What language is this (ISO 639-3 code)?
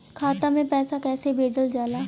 bho